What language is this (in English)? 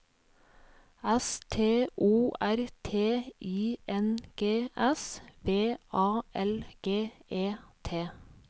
Norwegian